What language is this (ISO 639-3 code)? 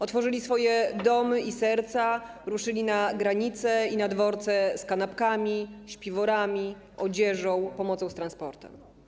pol